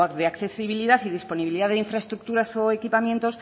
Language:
Spanish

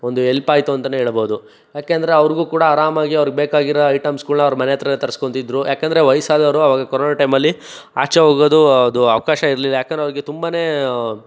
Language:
Kannada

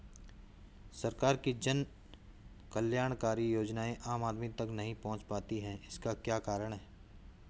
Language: Hindi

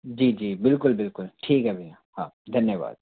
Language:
Hindi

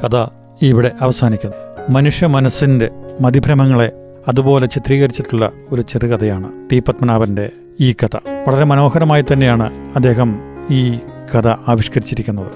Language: Malayalam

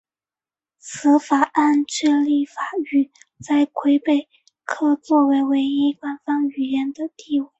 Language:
Chinese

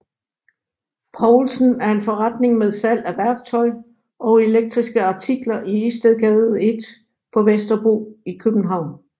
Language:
Danish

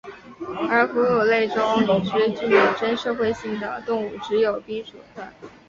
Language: Chinese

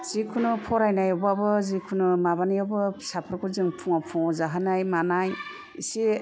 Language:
Bodo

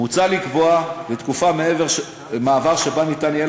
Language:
Hebrew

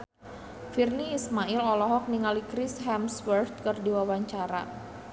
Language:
Sundanese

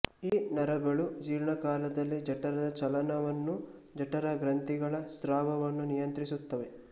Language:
Kannada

